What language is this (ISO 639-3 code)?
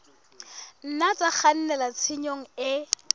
sot